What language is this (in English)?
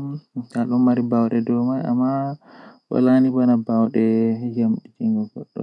Western Niger Fulfulde